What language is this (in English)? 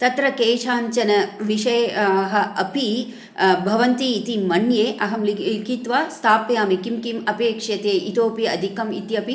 Sanskrit